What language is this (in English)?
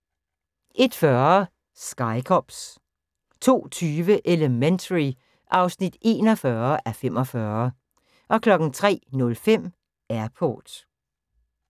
Danish